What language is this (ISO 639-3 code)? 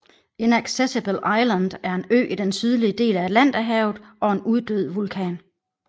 dan